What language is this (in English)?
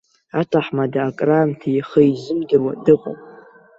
Abkhazian